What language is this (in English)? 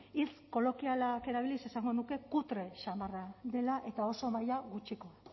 Basque